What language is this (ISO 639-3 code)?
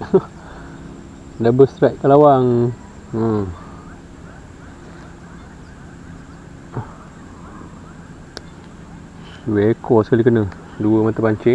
msa